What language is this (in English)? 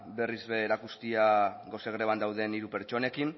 Basque